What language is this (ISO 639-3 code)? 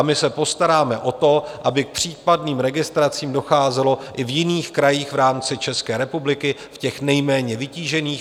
ces